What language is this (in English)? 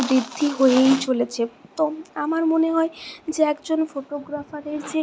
Bangla